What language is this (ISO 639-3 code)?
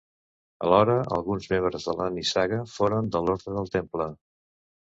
cat